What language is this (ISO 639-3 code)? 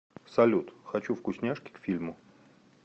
rus